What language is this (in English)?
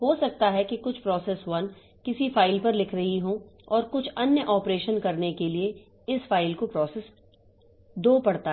Hindi